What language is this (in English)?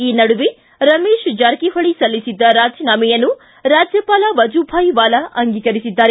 Kannada